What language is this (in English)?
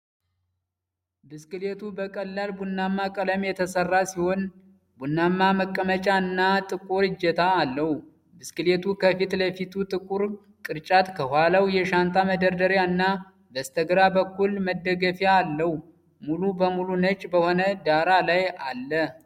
Amharic